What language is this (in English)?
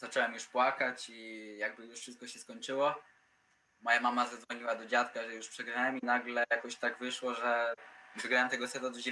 Polish